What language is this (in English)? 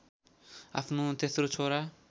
Nepali